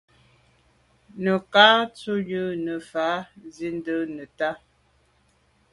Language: Medumba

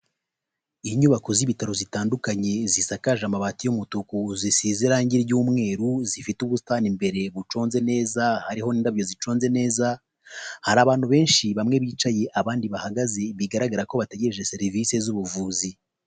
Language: Kinyarwanda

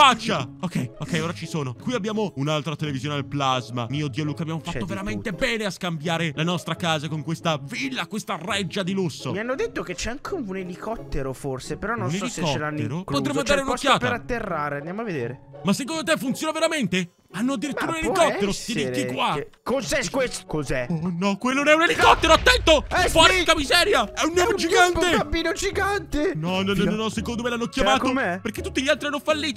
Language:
Italian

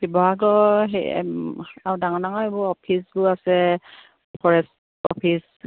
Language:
Assamese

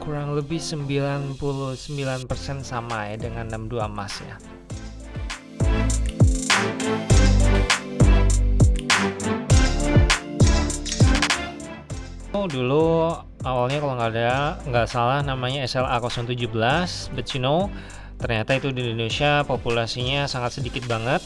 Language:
Indonesian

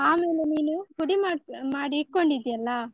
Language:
Kannada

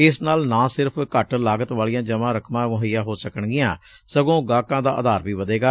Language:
Punjabi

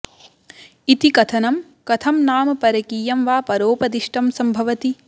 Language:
Sanskrit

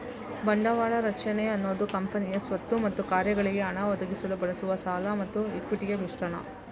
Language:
Kannada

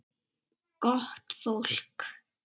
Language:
Icelandic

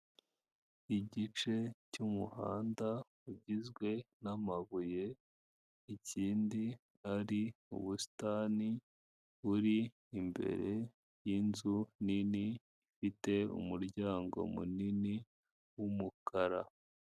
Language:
Kinyarwanda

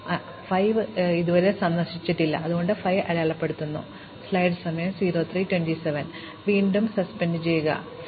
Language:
Malayalam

